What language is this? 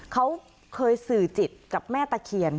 Thai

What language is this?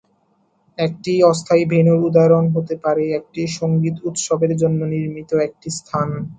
Bangla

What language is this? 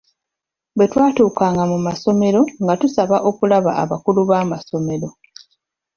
Ganda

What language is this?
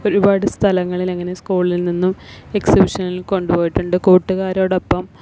Malayalam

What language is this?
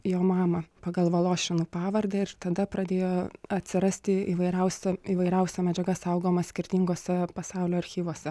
Lithuanian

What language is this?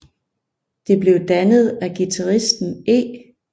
Danish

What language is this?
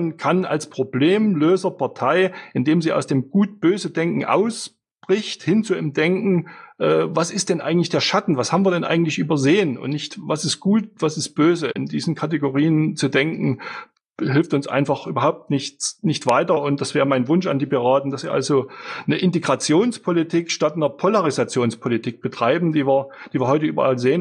German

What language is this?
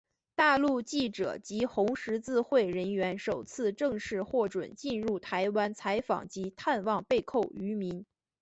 Chinese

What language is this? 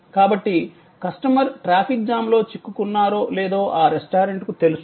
Telugu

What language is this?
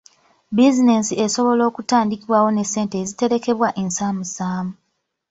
Ganda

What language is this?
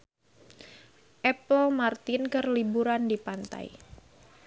Sundanese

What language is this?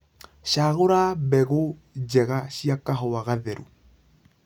Kikuyu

